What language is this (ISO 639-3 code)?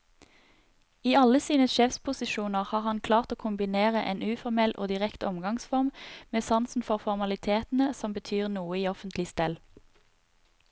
nor